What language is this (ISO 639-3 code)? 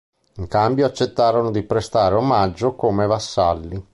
ita